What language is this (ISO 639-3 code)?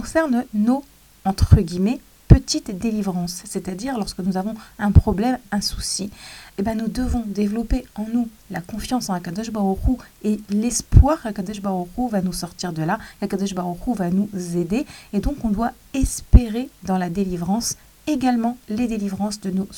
fra